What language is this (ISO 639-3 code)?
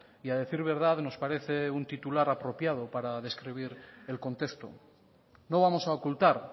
spa